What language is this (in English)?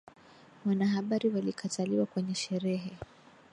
Swahili